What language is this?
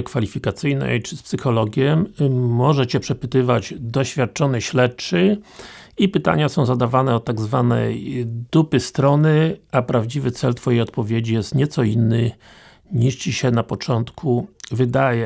Polish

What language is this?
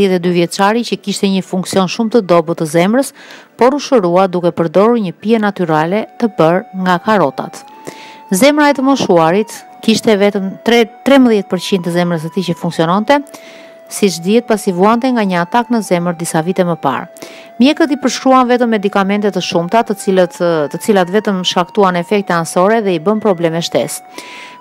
Portuguese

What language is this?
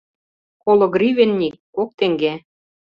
Mari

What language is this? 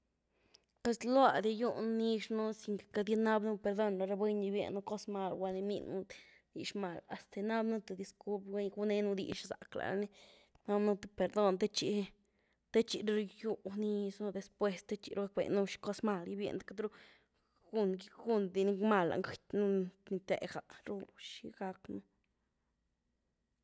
Güilá Zapotec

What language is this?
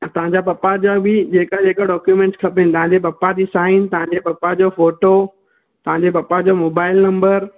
Sindhi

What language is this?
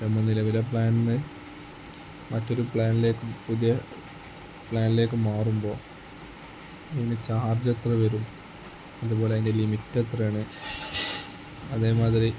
Malayalam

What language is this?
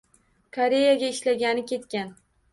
Uzbek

